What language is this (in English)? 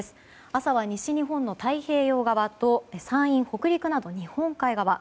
Japanese